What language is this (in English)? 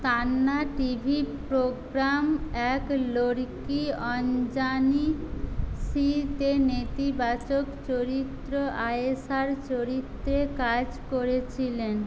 Bangla